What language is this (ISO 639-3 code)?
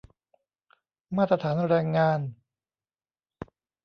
tha